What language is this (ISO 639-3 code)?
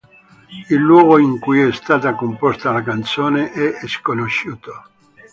ita